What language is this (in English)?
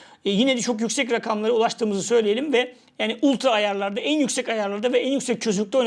Turkish